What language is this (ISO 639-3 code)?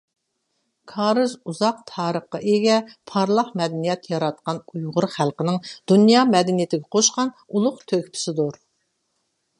uig